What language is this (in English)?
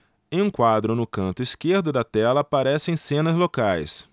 Portuguese